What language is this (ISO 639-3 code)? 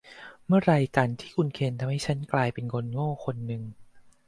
tha